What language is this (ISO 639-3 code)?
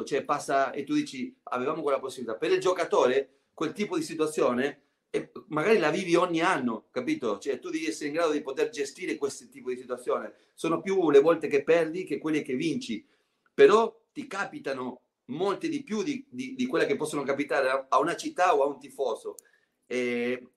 ita